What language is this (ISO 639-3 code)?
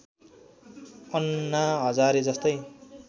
nep